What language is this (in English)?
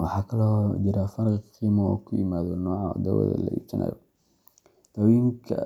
Somali